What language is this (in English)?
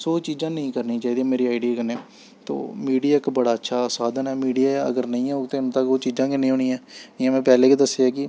Dogri